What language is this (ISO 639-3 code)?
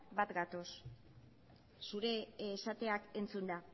eus